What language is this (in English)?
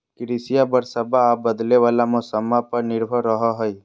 Magahi